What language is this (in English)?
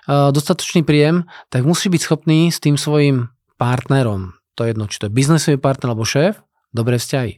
Slovak